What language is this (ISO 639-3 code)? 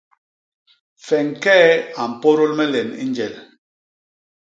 bas